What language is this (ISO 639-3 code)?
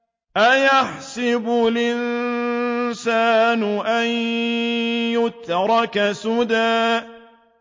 ara